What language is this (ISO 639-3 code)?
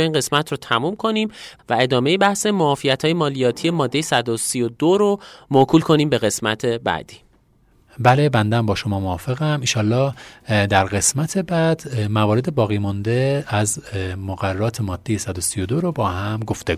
fas